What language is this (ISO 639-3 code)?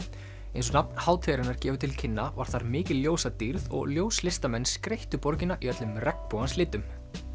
isl